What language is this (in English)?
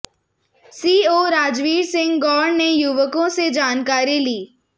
Hindi